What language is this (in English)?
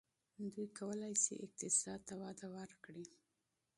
Pashto